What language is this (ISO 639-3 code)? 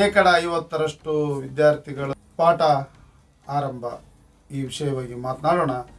kan